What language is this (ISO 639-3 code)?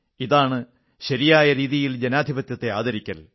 mal